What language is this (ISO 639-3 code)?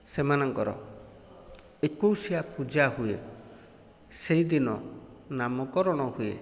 ori